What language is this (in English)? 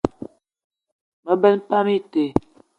Eton (Cameroon)